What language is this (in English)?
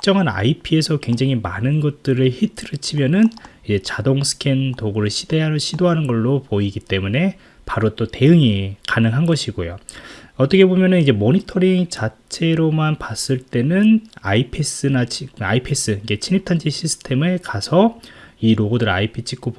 Korean